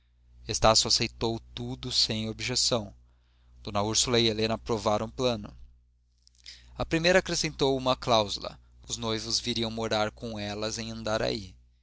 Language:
Portuguese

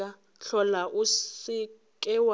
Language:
Northern Sotho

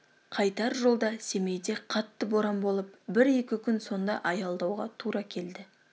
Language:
Kazakh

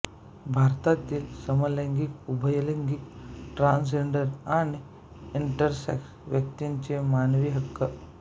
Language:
Marathi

